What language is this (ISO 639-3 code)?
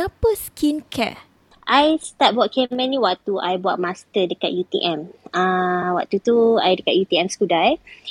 msa